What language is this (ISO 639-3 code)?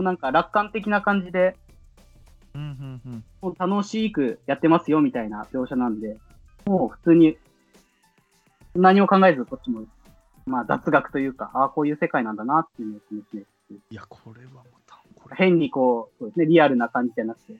jpn